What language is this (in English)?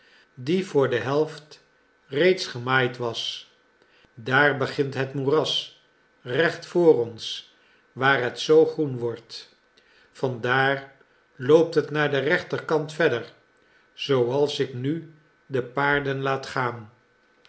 Dutch